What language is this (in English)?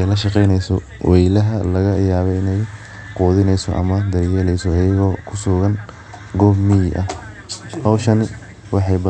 Somali